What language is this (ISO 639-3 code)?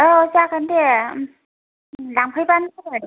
brx